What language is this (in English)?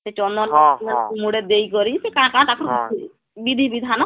Odia